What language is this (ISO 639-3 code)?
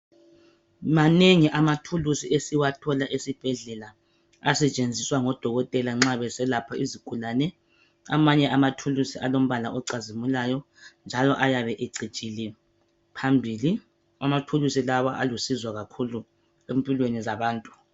nde